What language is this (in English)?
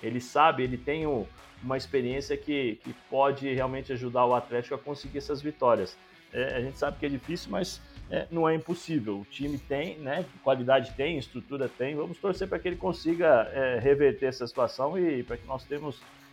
Portuguese